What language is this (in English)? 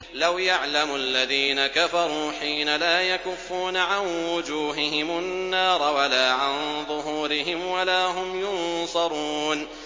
Arabic